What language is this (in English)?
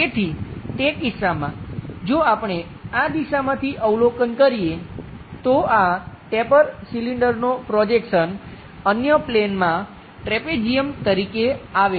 Gujarati